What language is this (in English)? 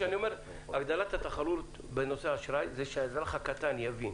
Hebrew